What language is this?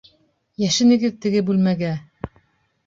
Bashkir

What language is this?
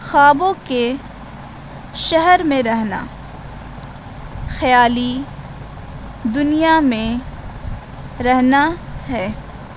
Urdu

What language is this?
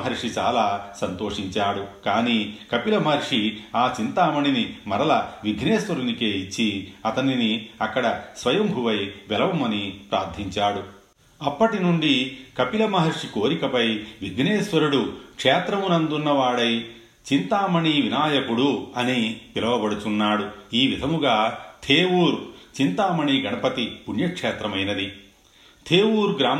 Telugu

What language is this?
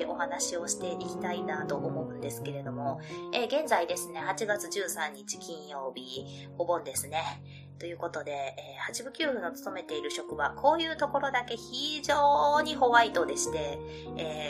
Japanese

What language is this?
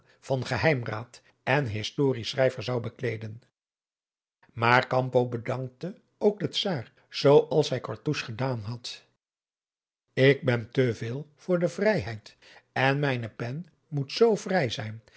Dutch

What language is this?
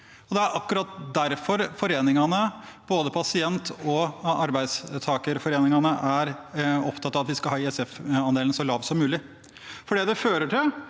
Norwegian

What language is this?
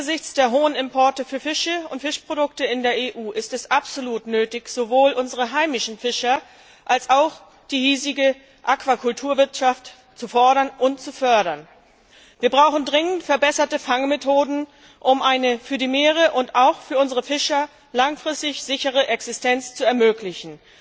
German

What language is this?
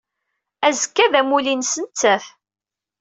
Kabyle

